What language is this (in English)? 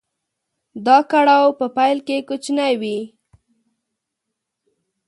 Pashto